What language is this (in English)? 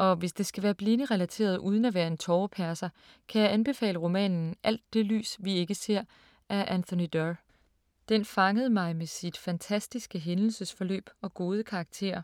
Danish